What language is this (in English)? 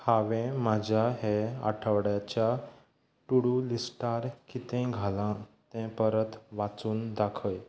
Konkani